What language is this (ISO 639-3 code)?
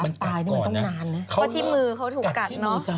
tha